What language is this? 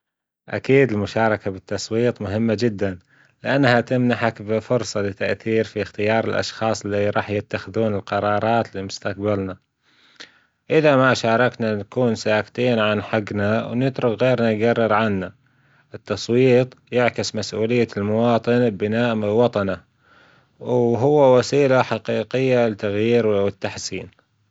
Gulf Arabic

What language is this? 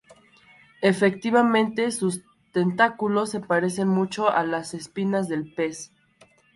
Spanish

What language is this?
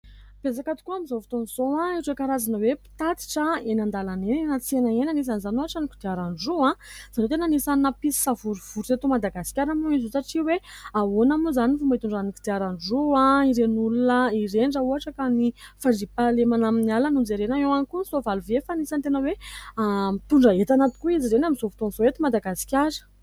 Malagasy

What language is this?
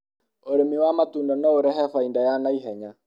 Kikuyu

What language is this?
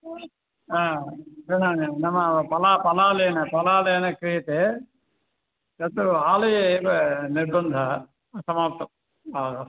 Sanskrit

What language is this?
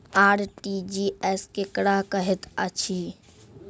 Maithili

